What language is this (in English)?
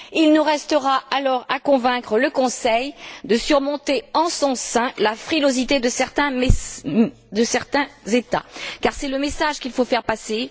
French